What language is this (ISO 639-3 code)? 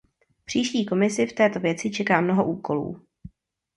ces